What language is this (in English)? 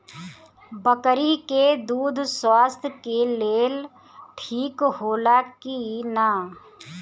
Bhojpuri